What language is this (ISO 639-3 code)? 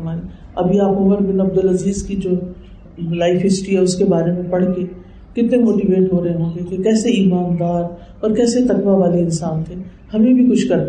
urd